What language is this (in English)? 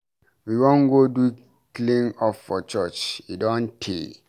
Nigerian Pidgin